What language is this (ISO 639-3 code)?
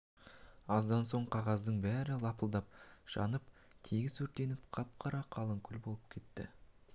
kaz